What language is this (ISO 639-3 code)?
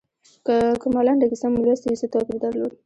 pus